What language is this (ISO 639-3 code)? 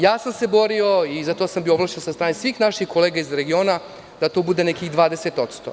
srp